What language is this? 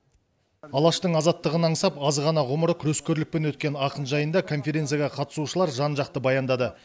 Kazakh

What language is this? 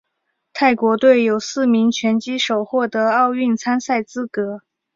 Chinese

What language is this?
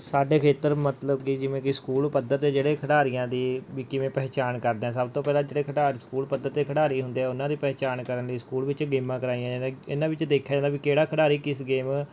Punjabi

